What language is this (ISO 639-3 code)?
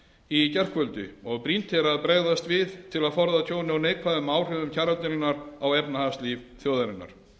isl